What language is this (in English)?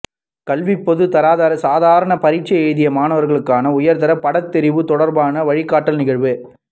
Tamil